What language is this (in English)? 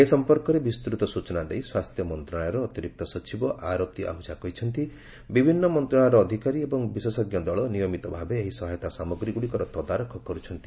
Odia